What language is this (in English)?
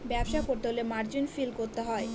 Bangla